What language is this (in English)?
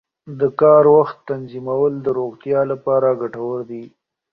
Pashto